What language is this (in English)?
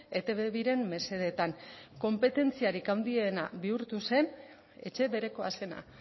Basque